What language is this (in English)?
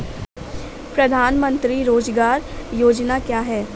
Hindi